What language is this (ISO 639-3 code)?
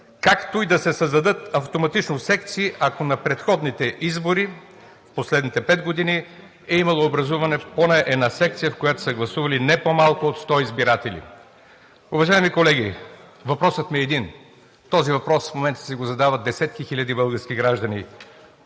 bul